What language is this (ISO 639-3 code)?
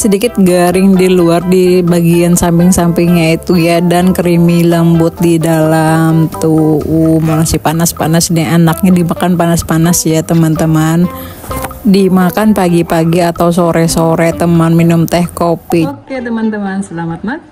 ind